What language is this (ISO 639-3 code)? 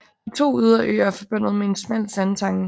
dan